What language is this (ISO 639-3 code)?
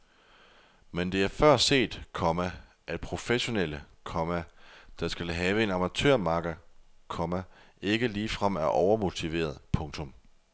dan